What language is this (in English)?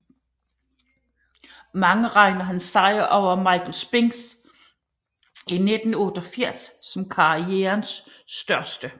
Danish